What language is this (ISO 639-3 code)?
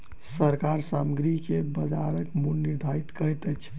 mai